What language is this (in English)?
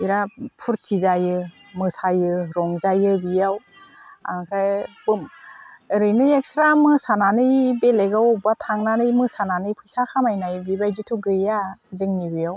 Bodo